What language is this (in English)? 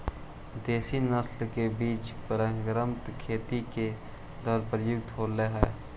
Magahi